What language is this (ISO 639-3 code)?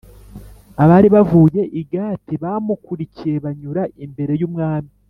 kin